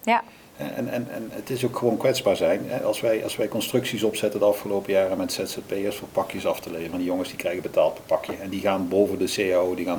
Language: Dutch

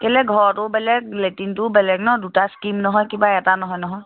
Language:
Assamese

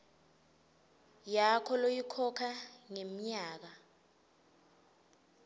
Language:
Swati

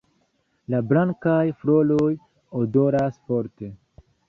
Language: Esperanto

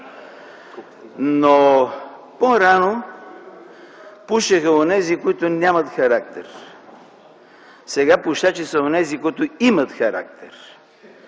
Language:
Bulgarian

